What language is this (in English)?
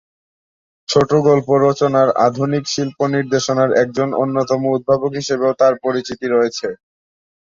Bangla